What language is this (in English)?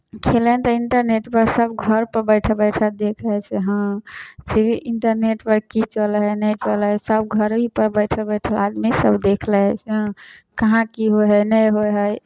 Maithili